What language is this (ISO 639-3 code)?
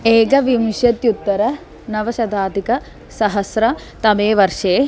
san